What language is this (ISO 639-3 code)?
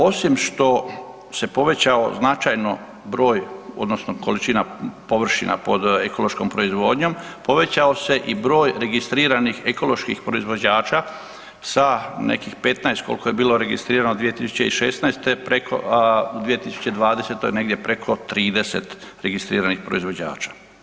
hrv